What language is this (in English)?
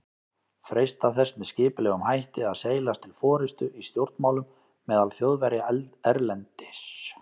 Icelandic